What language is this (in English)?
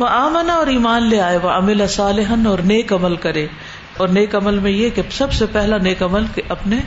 Urdu